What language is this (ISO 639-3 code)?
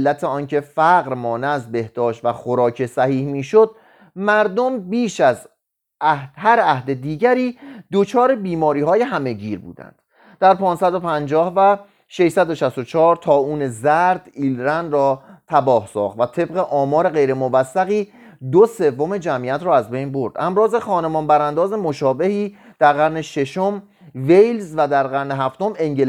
fas